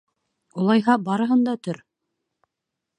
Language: Bashkir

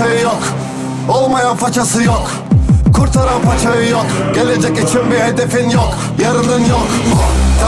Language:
Persian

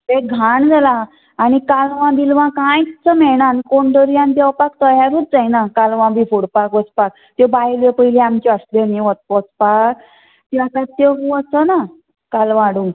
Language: Konkani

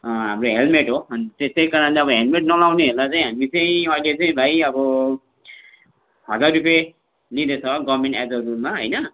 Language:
Nepali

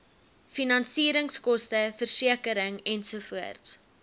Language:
Afrikaans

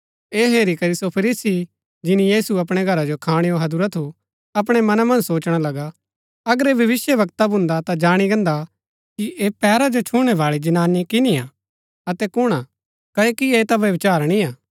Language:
Gaddi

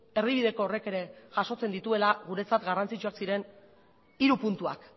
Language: Basque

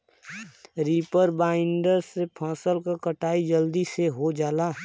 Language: Bhojpuri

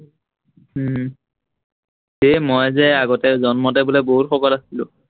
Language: Assamese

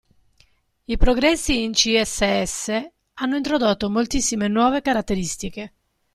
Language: Italian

